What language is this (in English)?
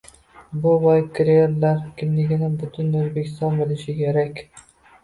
Uzbek